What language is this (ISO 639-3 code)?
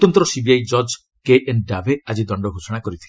ori